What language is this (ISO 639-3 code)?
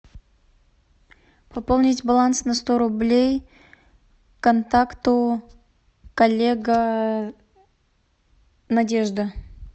rus